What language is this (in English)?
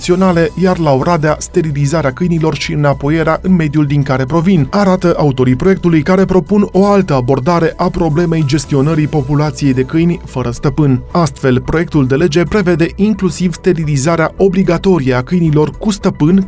Romanian